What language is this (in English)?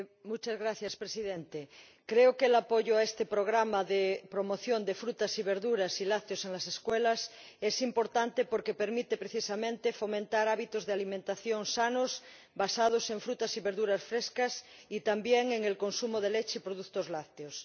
Spanish